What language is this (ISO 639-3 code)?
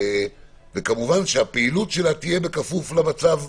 heb